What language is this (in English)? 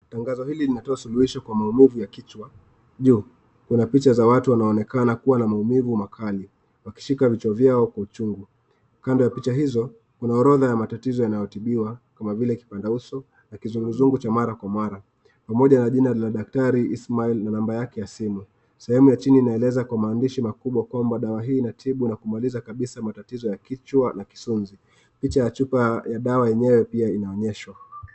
Swahili